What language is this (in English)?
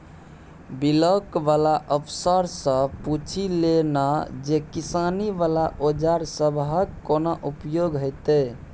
Maithili